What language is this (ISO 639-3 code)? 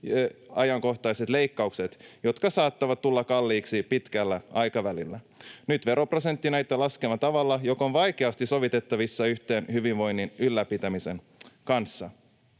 fin